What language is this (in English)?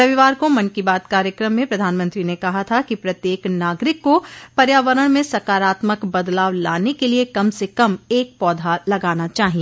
Hindi